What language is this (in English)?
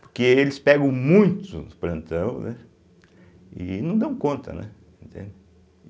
Portuguese